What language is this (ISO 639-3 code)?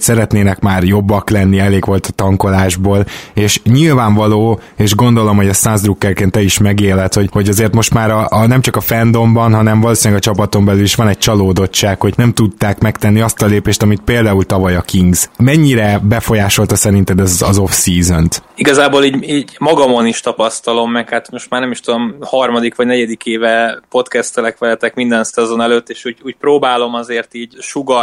hun